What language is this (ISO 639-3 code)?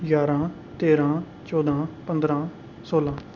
doi